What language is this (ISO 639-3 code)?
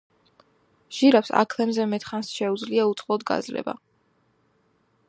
kat